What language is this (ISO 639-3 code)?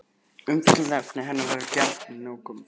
isl